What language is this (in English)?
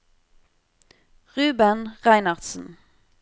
Norwegian